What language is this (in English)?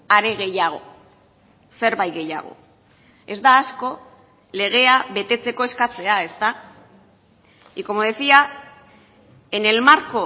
Basque